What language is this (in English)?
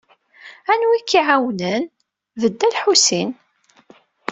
Kabyle